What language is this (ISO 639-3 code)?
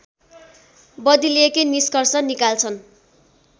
nep